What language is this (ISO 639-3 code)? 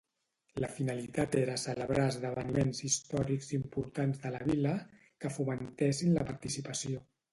cat